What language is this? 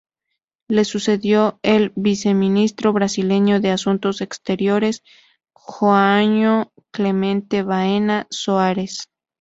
Spanish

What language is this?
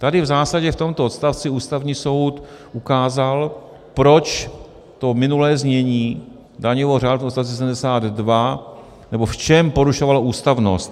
Czech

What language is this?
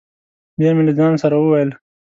Pashto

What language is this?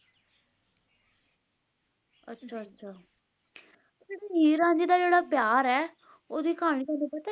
Punjabi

